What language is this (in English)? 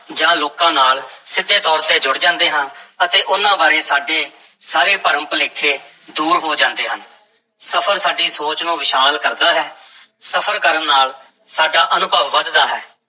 Punjabi